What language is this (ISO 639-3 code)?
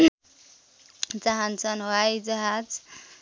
nep